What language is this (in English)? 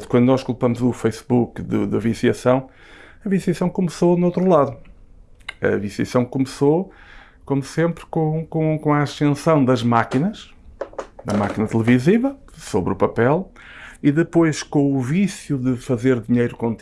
Portuguese